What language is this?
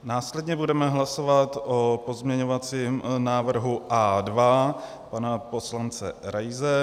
Czech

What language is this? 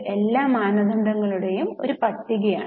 Malayalam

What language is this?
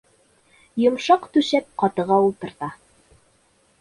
Bashkir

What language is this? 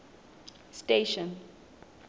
Southern Sotho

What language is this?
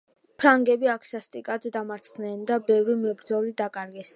Georgian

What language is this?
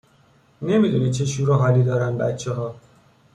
Persian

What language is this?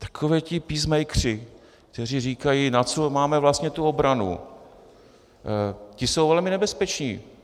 Czech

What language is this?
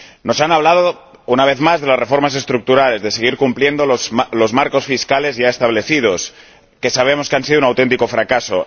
Spanish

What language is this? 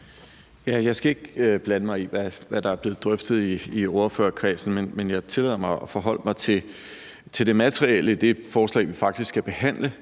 Danish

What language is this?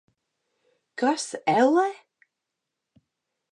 Latvian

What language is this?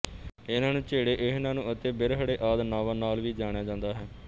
Punjabi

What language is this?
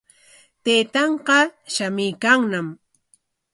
Corongo Ancash Quechua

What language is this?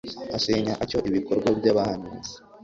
Kinyarwanda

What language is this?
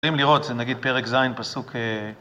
Hebrew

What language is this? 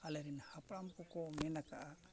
Santali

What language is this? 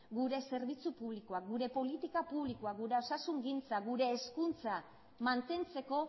Basque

